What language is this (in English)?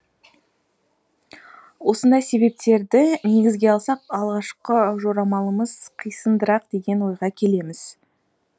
Kazakh